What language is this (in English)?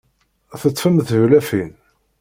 Kabyle